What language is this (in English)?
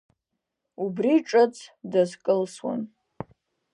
Abkhazian